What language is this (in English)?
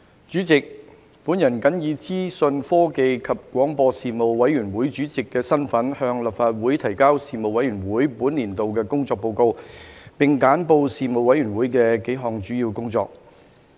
Cantonese